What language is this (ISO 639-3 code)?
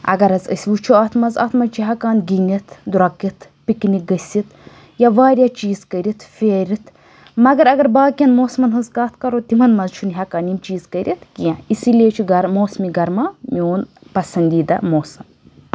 kas